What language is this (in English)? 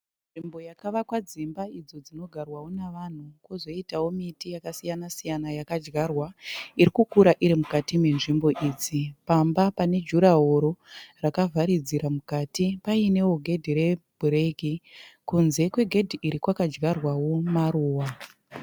Shona